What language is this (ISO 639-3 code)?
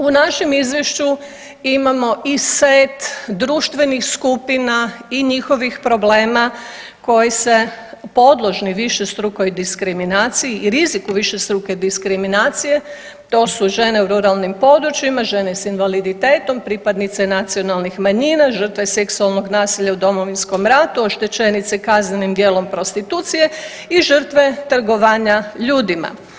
hrv